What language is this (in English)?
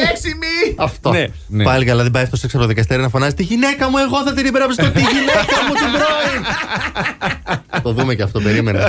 Greek